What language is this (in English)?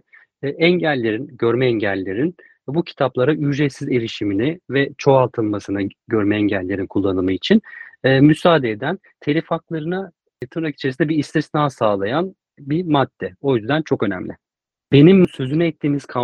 Turkish